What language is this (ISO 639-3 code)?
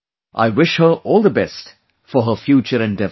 eng